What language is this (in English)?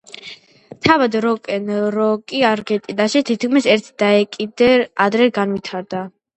Georgian